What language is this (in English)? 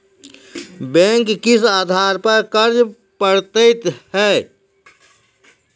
Maithili